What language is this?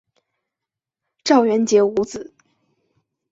Chinese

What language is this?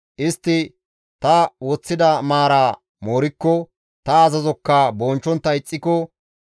Gamo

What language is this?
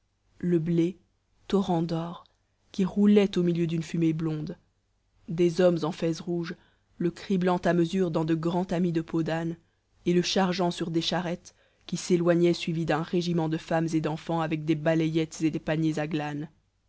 French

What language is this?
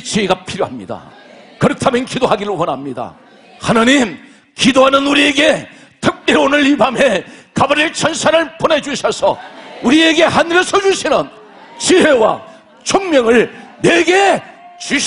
Korean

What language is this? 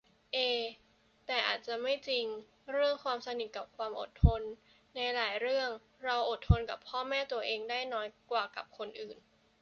Thai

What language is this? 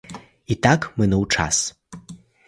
Ukrainian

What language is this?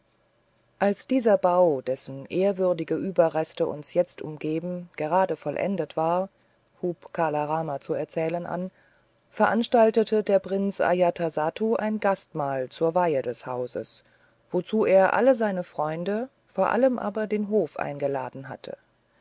German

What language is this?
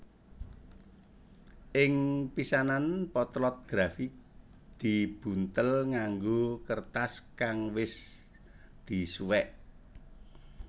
Javanese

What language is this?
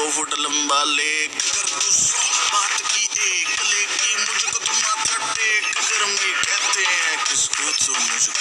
Malayalam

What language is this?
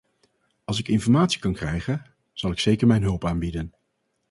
Dutch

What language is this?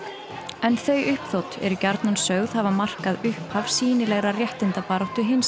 Icelandic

